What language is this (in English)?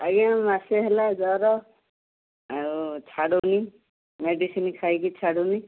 Odia